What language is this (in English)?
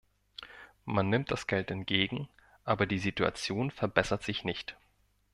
German